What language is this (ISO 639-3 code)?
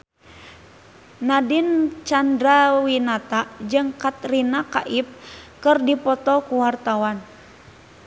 sun